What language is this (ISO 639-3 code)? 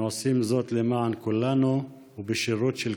heb